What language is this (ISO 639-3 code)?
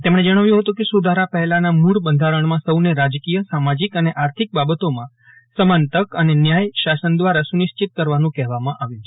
guj